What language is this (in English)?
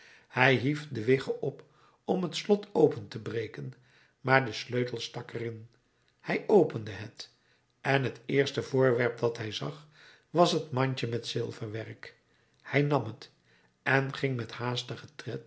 Dutch